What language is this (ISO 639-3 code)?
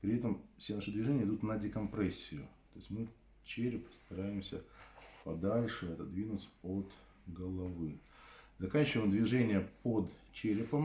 rus